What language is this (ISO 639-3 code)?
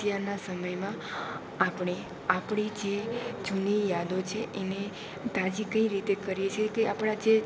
guj